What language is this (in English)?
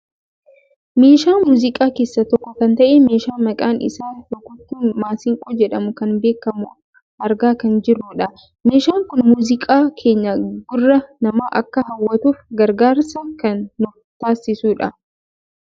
Oromo